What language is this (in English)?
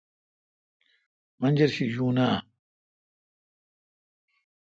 Kalkoti